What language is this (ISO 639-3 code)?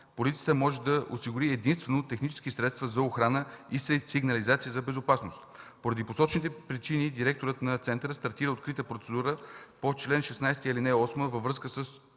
bul